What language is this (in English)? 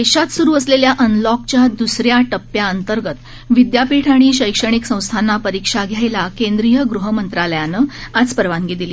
Marathi